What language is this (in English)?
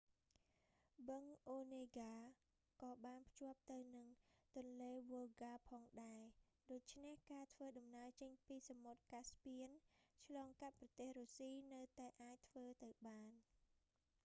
Khmer